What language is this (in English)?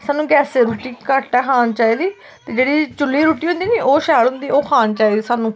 Dogri